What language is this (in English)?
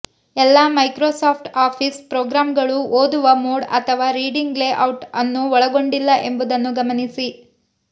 Kannada